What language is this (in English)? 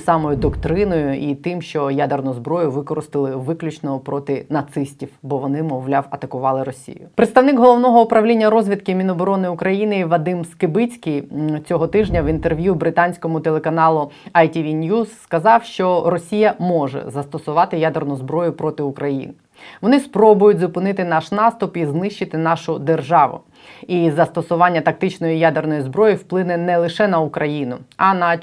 Ukrainian